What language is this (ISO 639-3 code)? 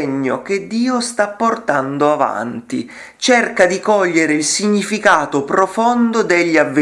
ita